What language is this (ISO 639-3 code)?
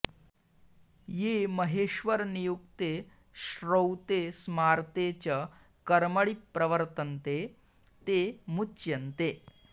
san